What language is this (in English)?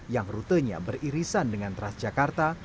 Indonesian